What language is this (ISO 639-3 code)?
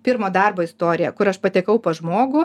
lit